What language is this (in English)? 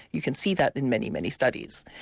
English